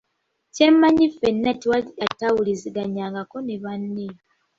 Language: Ganda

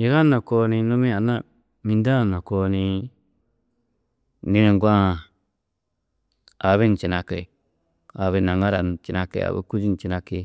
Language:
Tedaga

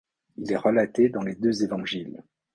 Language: French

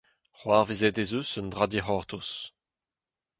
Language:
Breton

